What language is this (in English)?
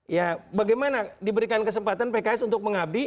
Indonesian